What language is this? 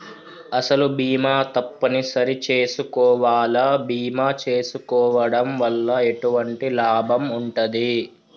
Telugu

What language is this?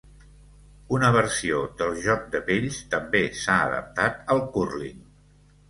Catalan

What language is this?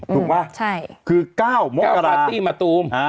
Thai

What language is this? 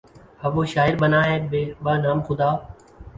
Urdu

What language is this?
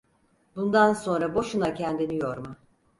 Turkish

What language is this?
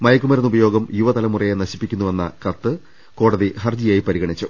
Malayalam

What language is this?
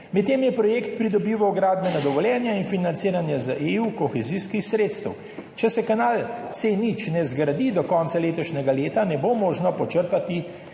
Slovenian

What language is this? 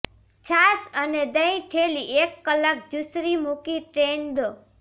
Gujarati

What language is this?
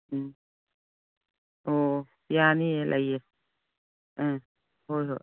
Manipuri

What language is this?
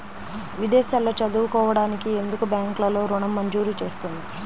Telugu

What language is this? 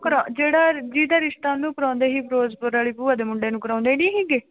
Punjabi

